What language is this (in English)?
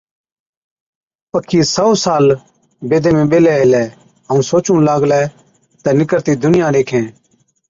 Od